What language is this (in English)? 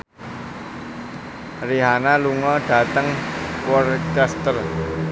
Javanese